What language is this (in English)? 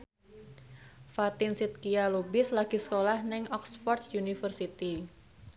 Javanese